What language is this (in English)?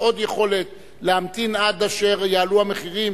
Hebrew